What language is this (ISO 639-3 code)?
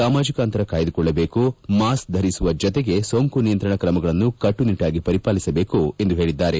kan